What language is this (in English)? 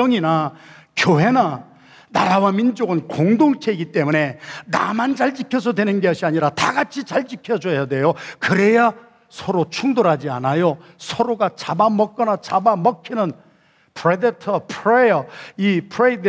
Korean